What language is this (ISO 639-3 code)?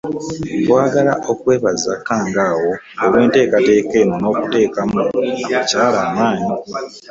lug